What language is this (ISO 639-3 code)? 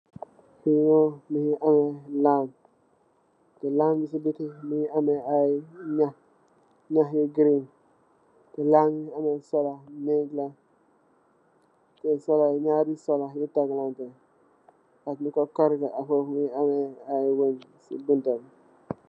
wol